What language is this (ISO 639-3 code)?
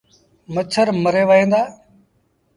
sbn